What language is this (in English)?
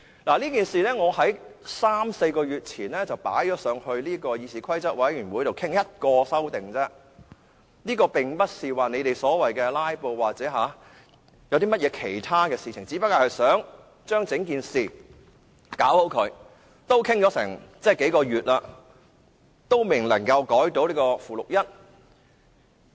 Cantonese